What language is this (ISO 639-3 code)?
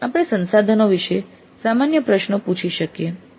guj